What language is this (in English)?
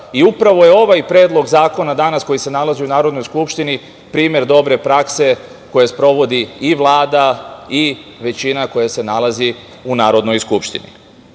Serbian